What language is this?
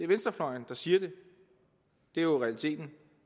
Danish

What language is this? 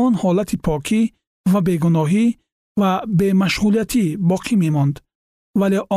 Persian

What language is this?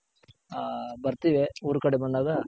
Kannada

